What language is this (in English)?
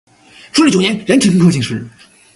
Chinese